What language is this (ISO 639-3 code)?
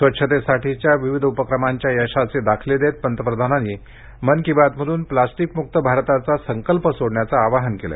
mar